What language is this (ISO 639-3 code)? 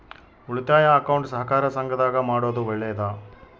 kan